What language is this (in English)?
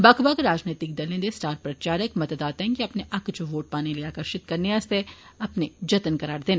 Dogri